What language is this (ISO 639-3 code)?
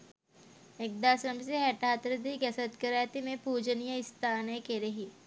sin